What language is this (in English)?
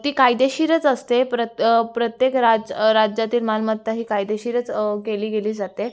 Marathi